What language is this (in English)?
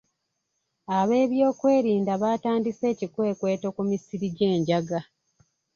Ganda